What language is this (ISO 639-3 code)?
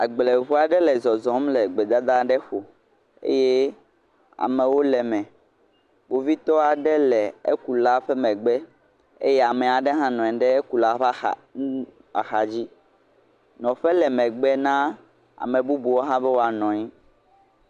ewe